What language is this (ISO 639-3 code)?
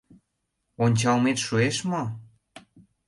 chm